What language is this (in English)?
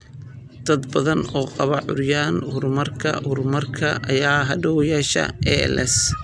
Somali